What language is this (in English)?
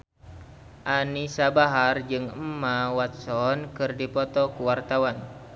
Sundanese